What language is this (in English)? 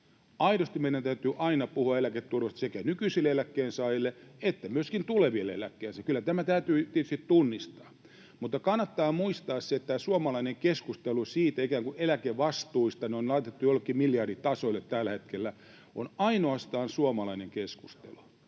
Finnish